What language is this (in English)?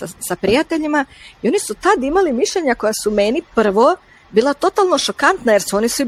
Croatian